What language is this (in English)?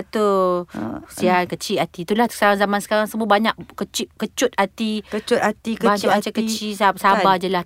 Malay